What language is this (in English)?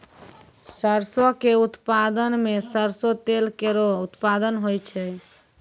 Maithili